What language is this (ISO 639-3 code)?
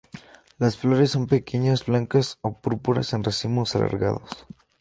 spa